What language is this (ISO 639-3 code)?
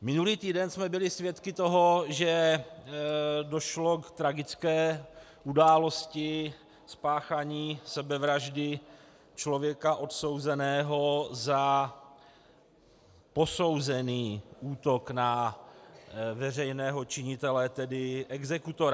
ces